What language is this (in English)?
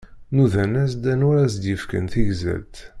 Kabyle